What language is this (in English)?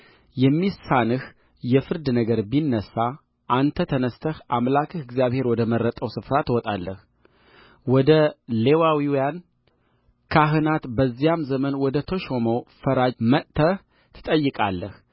Amharic